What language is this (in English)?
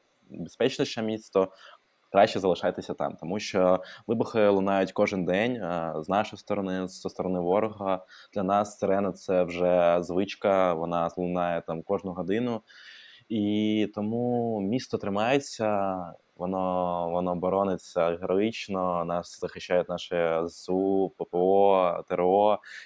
Ukrainian